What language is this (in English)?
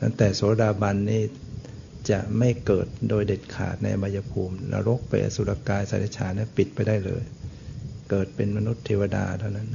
Thai